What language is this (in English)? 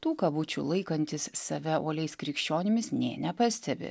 Lithuanian